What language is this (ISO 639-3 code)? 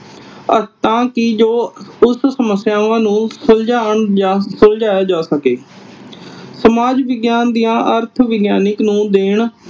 pan